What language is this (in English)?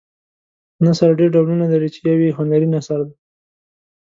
Pashto